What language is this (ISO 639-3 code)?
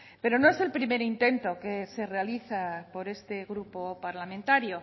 spa